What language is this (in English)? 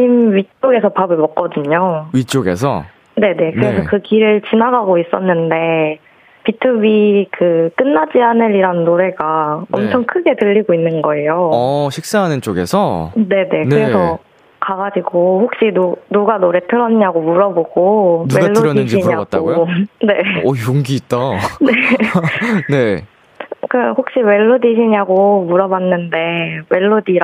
Korean